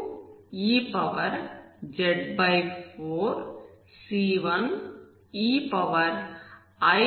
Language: Telugu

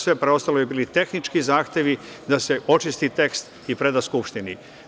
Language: Serbian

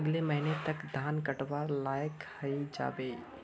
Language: Magahi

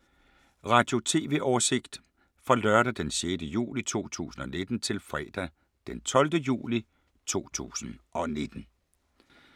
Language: Danish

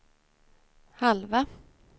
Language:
Swedish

